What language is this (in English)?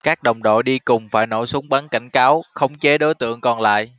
Vietnamese